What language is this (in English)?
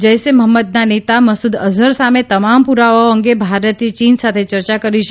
Gujarati